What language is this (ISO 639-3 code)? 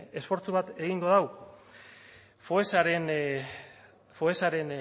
eus